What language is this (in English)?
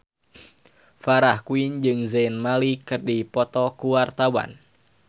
Sundanese